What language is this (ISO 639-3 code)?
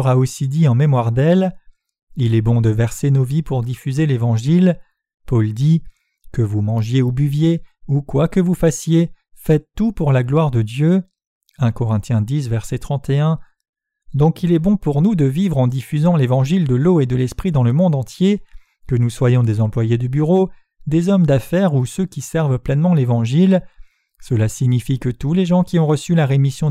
fra